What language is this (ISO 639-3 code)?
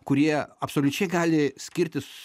lit